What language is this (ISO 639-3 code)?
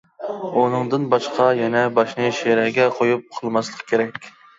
uig